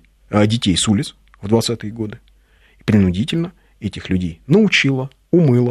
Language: Russian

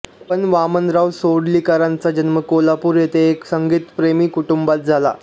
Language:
Marathi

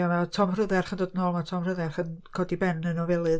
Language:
Welsh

